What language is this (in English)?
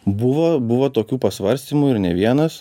Lithuanian